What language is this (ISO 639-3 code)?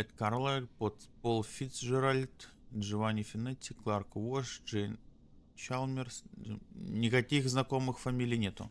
rus